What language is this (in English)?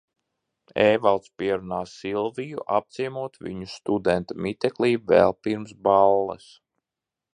Latvian